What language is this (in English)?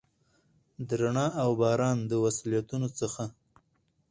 Pashto